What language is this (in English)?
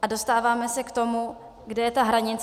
Czech